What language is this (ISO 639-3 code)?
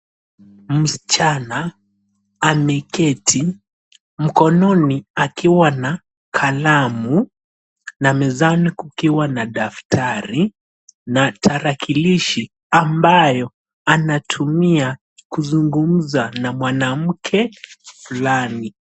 swa